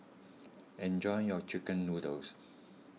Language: English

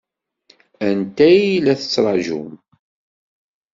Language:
Kabyle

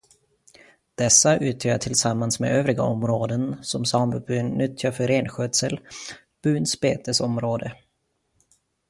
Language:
Swedish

